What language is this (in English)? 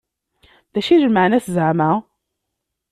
Kabyle